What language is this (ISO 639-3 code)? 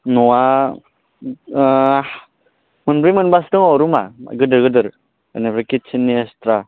brx